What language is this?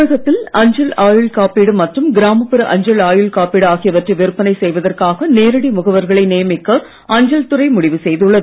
Tamil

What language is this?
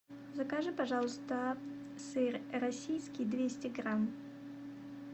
Russian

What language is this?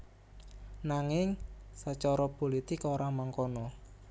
Javanese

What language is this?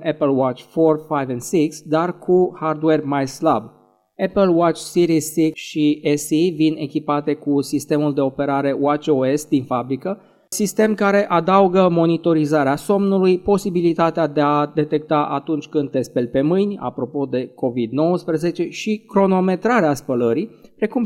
Romanian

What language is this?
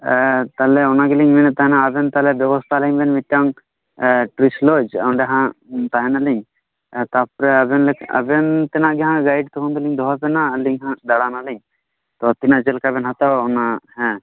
Santali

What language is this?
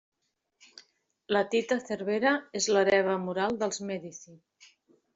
Catalan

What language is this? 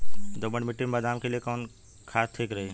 Bhojpuri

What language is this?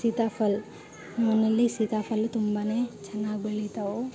Kannada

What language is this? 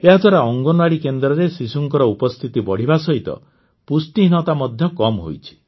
Odia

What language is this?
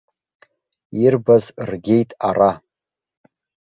Abkhazian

